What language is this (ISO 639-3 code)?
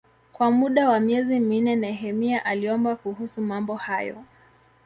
swa